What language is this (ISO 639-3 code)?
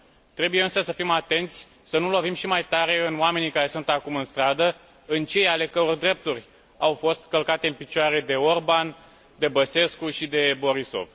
ron